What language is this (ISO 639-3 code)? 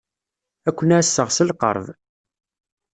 kab